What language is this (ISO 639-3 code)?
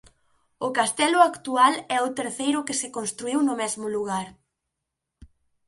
glg